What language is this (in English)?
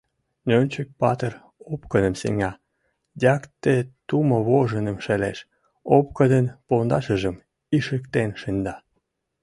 Mari